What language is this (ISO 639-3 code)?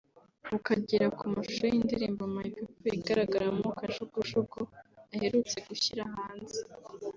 kin